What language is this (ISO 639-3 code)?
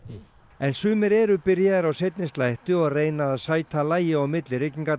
isl